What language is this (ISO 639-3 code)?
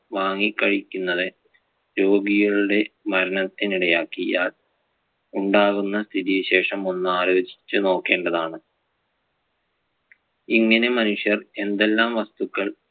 mal